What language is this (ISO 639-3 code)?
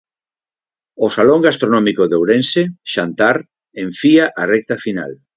glg